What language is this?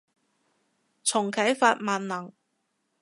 Cantonese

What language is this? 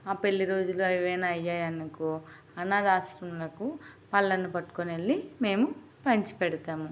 Telugu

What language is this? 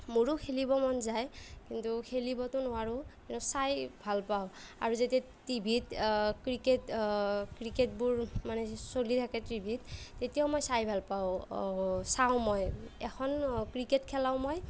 Assamese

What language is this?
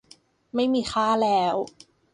Thai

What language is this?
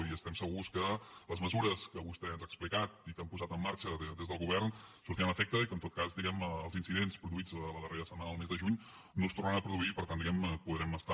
Catalan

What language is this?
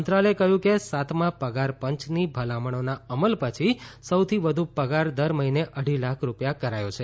Gujarati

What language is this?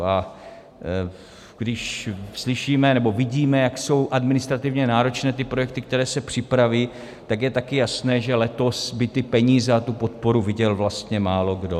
Czech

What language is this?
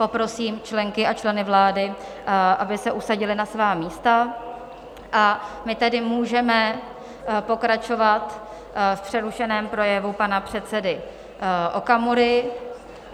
Czech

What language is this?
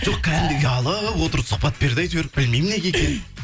Kazakh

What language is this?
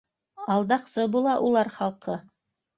Bashkir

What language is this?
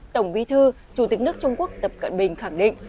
Vietnamese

